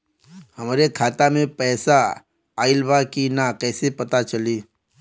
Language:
Bhojpuri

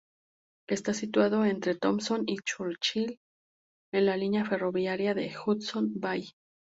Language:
Spanish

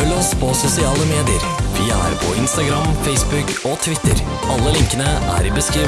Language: Norwegian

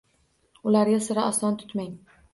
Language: Uzbek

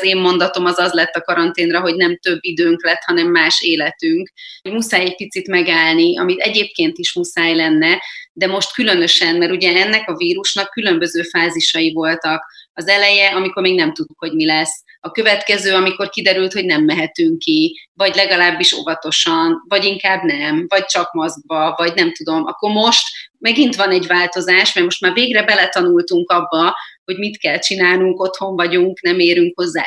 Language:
Hungarian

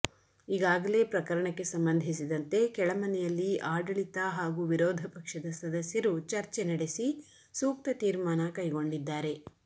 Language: Kannada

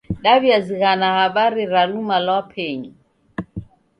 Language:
Taita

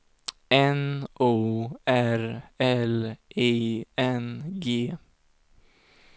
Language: Swedish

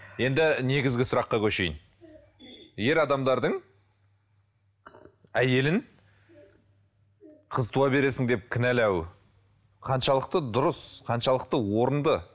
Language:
Kazakh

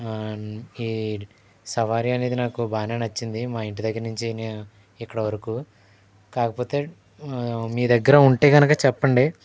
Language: Telugu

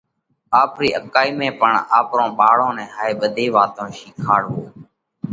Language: Parkari Koli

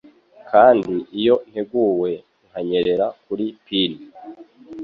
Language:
Kinyarwanda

